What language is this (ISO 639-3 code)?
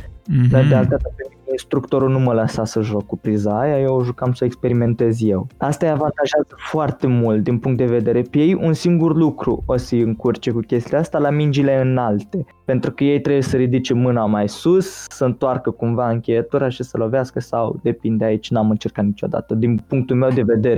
ron